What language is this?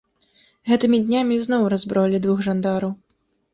Belarusian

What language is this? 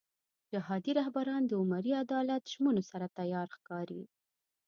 Pashto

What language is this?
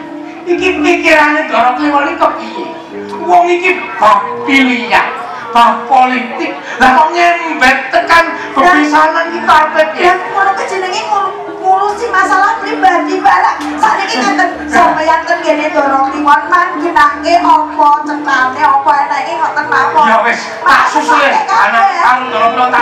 Thai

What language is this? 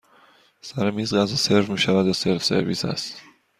Persian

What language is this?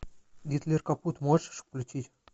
Russian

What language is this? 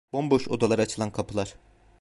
Turkish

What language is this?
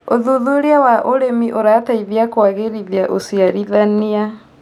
Kikuyu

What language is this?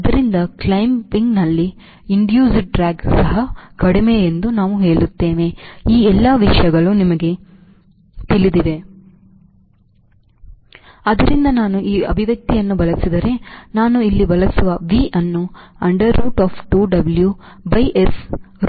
Kannada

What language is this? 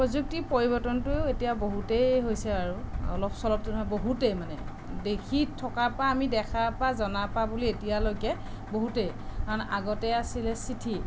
Assamese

